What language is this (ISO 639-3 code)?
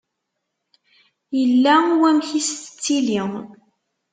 kab